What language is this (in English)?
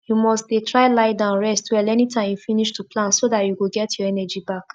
Nigerian Pidgin